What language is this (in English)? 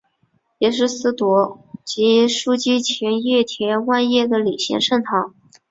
Chinese